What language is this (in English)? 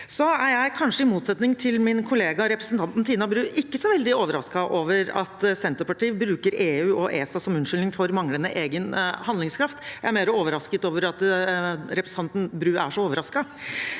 Norwegian